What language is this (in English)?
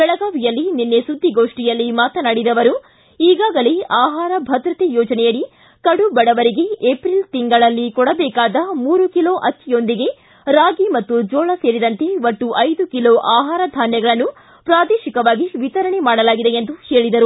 Kannada